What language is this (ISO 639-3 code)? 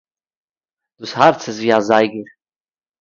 yid